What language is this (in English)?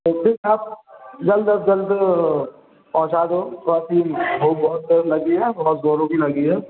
Urdu